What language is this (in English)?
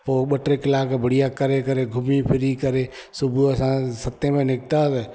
Sindhi